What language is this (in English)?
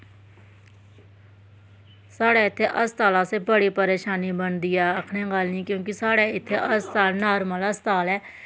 Dogri